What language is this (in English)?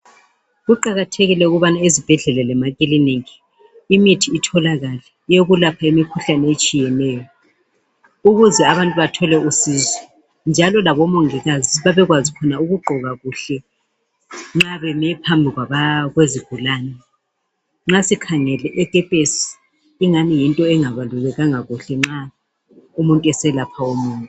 North Ndebele